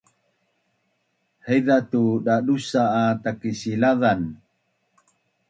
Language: Bunun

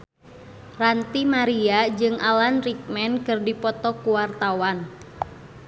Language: Sundanese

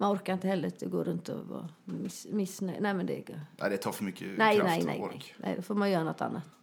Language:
Swedish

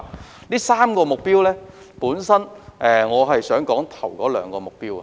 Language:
Cantonese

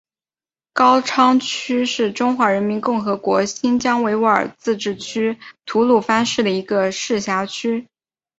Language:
Chinese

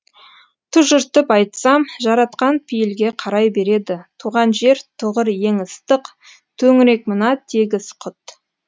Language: Kazakh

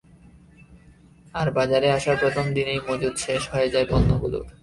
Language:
Bangla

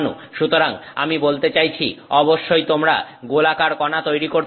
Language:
Bangla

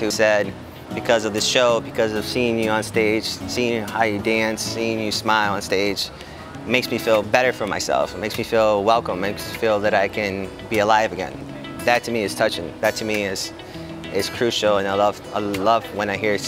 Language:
English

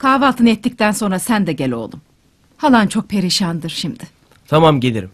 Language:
Turkish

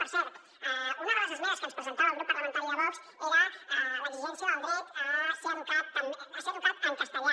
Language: Catalan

